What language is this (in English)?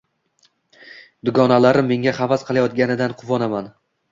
Uzbek